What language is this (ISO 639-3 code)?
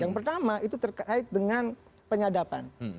ind